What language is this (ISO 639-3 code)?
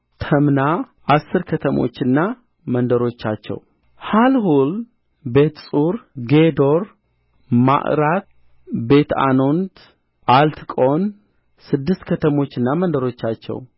amh